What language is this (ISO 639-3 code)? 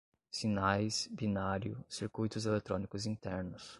por